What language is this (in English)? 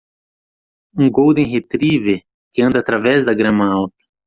Portuguese